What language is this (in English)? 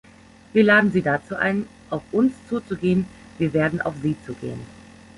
German